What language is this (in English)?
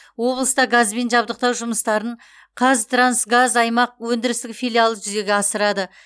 Kazakh